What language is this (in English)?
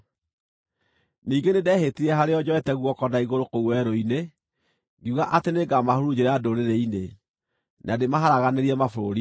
Kikuyu